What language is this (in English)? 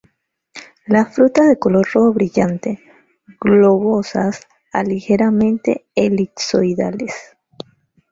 Spanish